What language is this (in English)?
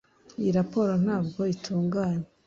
Kinyarwanda